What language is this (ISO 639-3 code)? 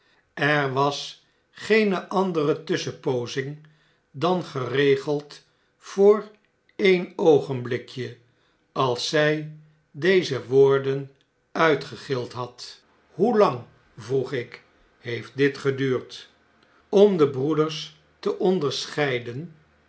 nld